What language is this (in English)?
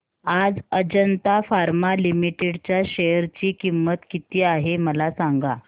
Marathi